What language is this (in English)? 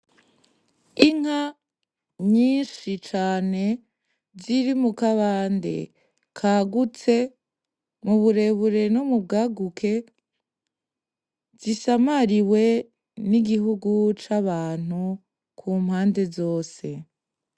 Rundi